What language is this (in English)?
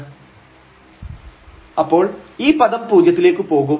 Malayalam